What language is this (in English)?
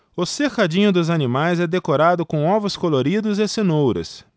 Portuguese